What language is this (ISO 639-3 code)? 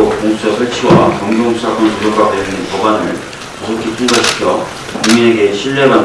kor